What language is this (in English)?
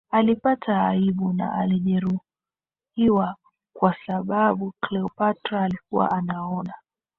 Swahili